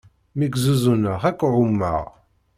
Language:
Kabyle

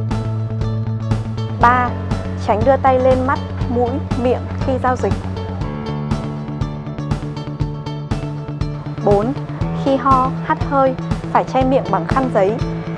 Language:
Vietnamese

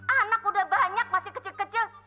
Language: Indonesian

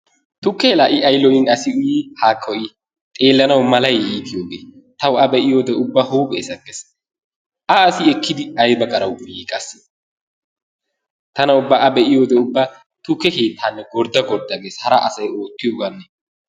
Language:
Wolaytta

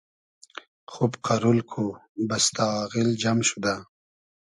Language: Hazaragi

